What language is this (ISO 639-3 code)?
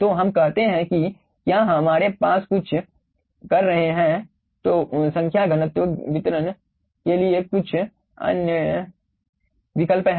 hin